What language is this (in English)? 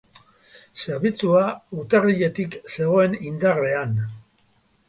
Basque